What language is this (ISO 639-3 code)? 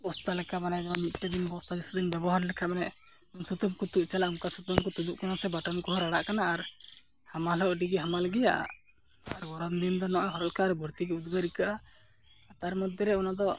sat